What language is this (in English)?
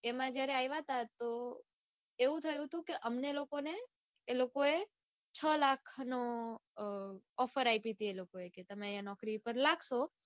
Gujarati